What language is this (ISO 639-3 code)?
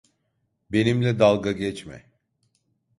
tur